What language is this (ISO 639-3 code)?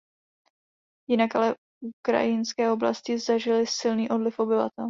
ces